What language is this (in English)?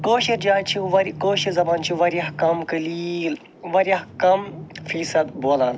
Kashmiri